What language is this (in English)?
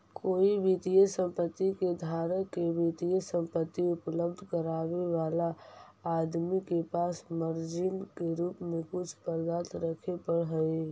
Magahi